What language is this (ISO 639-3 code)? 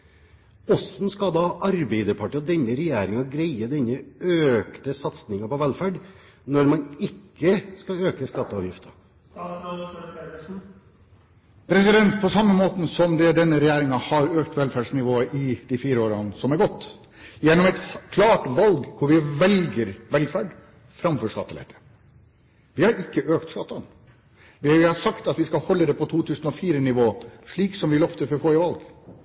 nob